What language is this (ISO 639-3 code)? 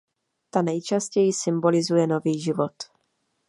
ces